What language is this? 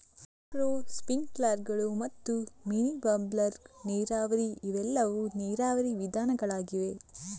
Kannada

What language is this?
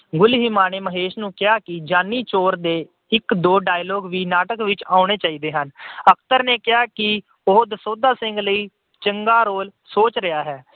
Punjabi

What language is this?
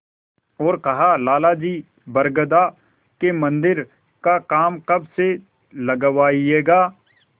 Hindi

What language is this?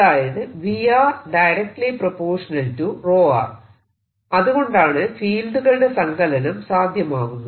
Malayalam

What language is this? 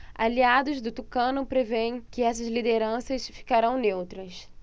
Portuguese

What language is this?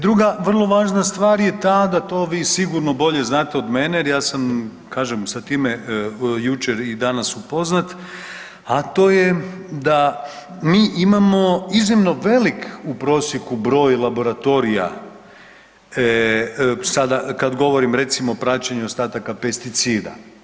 Croatian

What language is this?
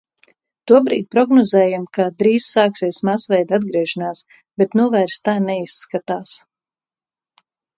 Latvian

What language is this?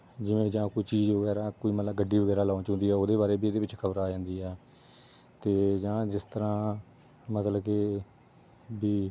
Punjabi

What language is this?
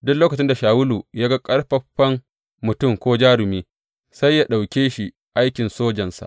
Hausa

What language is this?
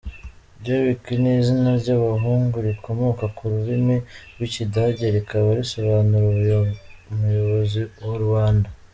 Kinyarwanda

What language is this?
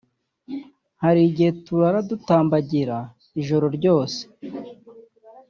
Kinyarwanda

